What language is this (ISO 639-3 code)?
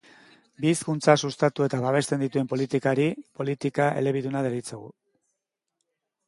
eus